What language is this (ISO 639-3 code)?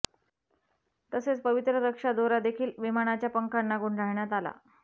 mar